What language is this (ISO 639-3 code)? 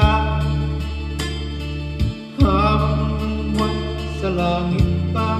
tha